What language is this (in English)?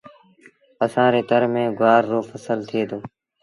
Sindhi Bhil